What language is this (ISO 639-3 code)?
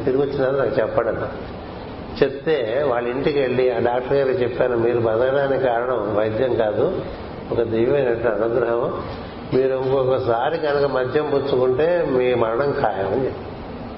tel